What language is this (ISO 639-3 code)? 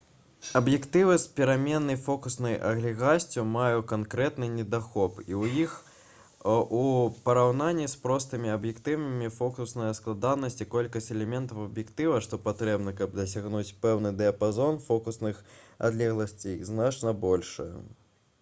bel